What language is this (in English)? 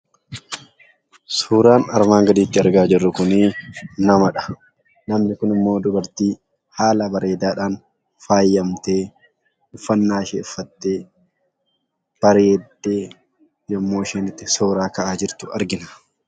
Oromo